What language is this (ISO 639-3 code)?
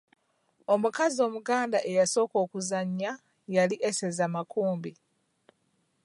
lug